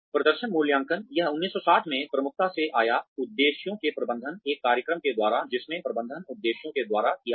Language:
Hindi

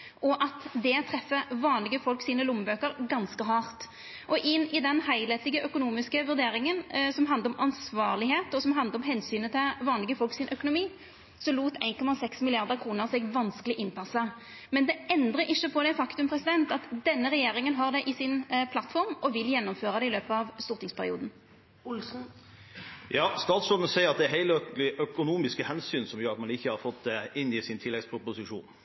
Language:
Norwegian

